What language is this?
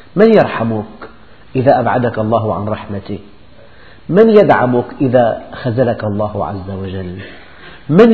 Arabic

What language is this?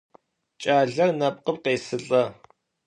Adyghe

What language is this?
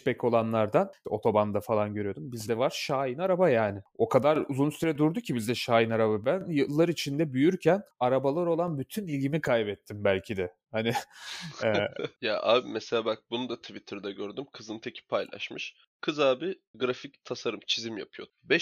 Turkish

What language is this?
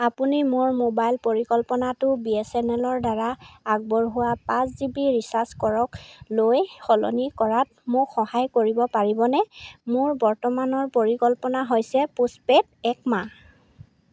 Assamese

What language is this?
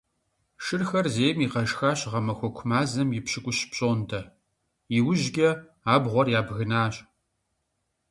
Kabardian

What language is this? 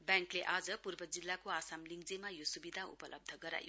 Nepali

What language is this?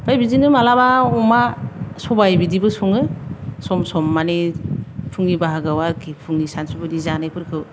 Bodo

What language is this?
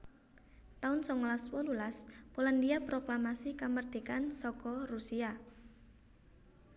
Javanese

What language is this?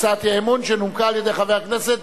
Hebrew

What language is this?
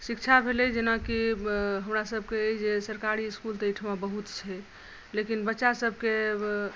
Maithili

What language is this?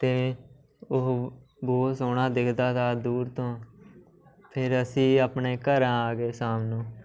Punjabi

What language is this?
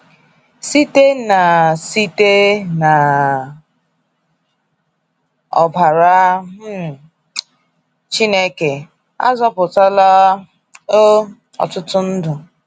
Igbo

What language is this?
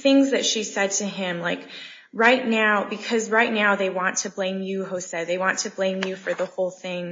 English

